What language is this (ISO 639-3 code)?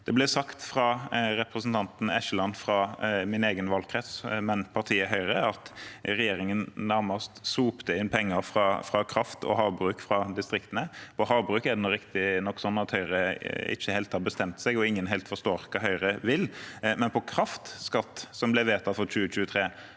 nor